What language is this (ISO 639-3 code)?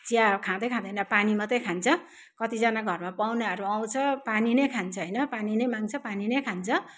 nep